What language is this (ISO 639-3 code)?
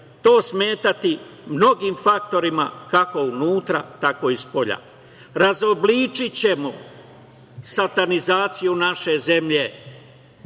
srp